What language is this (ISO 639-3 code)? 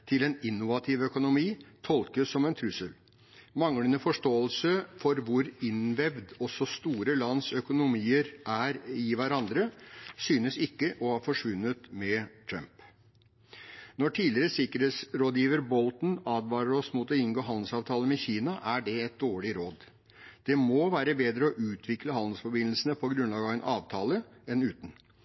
nob